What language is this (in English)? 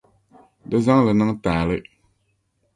Dagbani